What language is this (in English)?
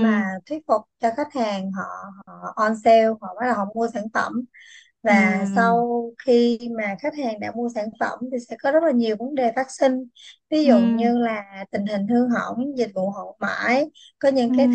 Vietnamese